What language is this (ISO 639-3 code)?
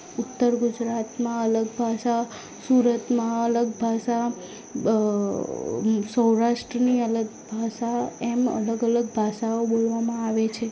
guj